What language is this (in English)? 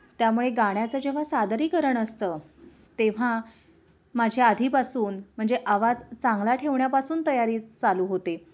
Marathi